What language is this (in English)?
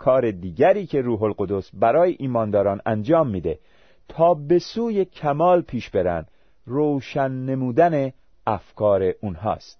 Persian